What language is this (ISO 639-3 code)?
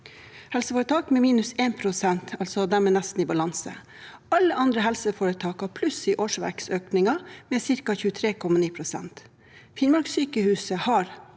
nor